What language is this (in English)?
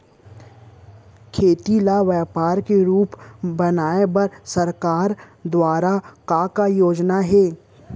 Chhattisgarhi